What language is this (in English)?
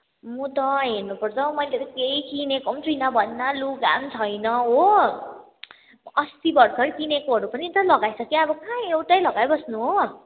Nepali